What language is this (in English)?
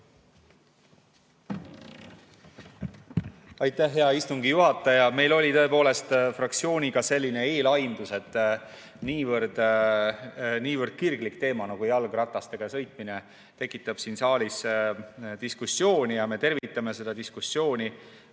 Estonian